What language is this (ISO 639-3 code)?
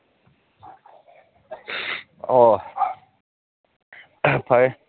mni